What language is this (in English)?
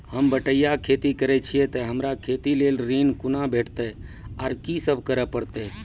Maithili